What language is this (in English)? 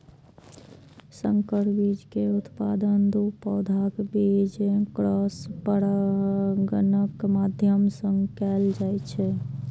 Maithili